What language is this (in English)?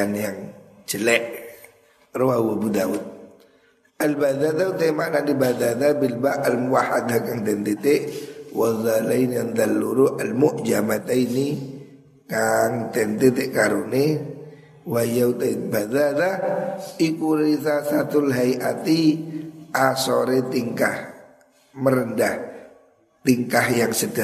Indonesian